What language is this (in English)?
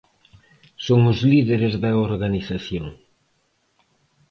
Galician